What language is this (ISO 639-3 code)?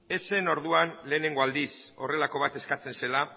eus